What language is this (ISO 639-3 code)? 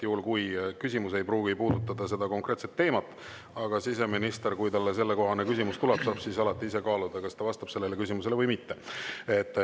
est